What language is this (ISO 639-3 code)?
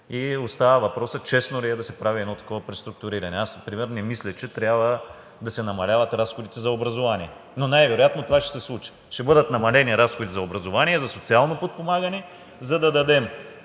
bul